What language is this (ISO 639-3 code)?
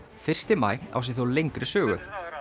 isl